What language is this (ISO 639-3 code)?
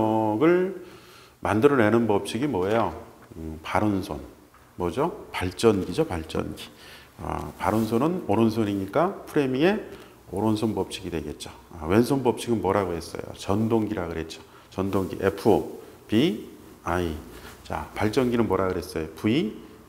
kor